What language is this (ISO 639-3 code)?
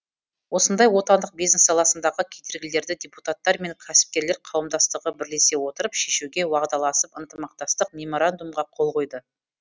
kaz